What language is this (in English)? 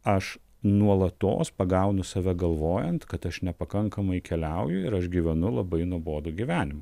Lithuanian